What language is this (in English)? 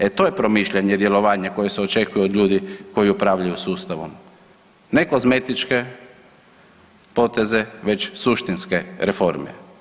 Croatian